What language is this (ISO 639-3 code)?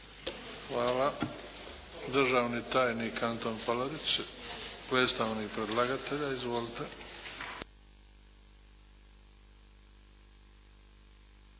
hrv